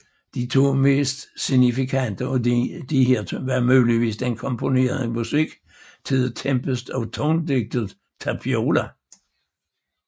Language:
Danish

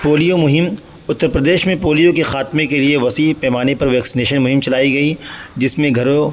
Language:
Urdu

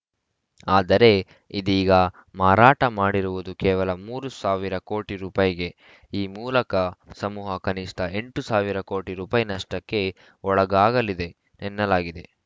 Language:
Kannada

